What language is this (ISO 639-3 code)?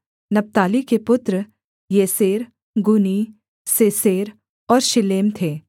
hin